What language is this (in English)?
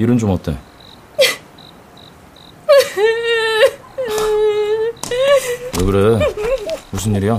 Korean